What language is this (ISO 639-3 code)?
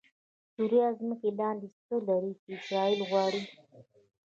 pus